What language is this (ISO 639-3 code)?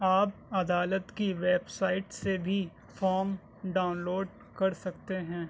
urd